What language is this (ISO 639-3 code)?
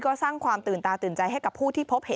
tha